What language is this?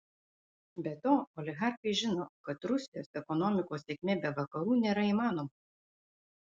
Lithuanian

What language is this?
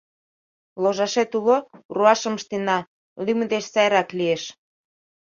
Mari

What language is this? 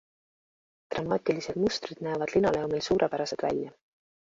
Estonian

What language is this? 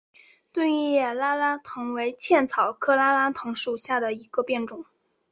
Chinese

